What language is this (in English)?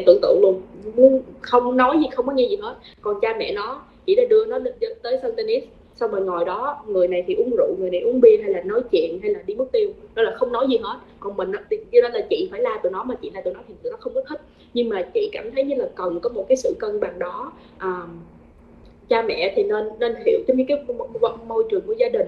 Vietnamese